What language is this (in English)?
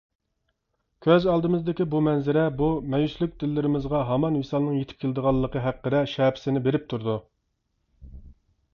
Uyghur